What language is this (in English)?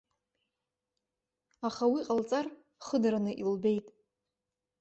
Abkhazian